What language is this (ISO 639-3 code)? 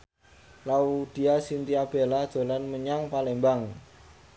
jav